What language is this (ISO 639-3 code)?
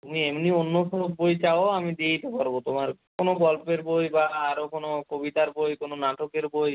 ben